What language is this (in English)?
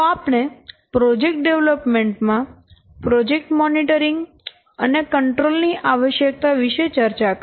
Gujarati